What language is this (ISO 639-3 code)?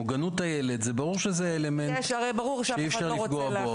heb